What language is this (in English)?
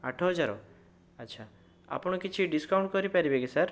Odia